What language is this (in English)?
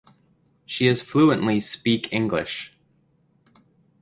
English